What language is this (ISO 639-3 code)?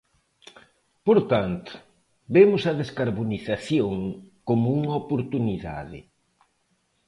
glg